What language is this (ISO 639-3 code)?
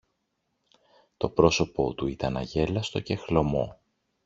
ell